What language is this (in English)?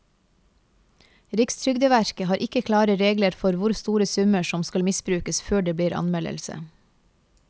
Norwegian